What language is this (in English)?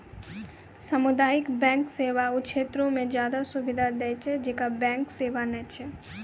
Maithili